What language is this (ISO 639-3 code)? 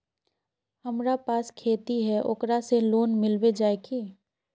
mag